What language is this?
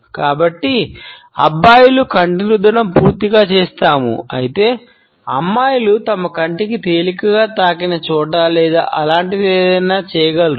Telugu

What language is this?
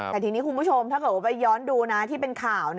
Thai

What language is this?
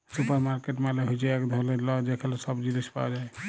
Bangla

